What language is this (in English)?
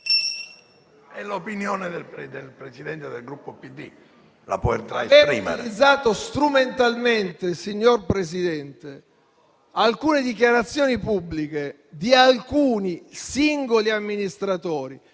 Italian